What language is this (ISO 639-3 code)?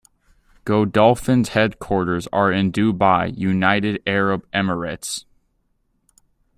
eng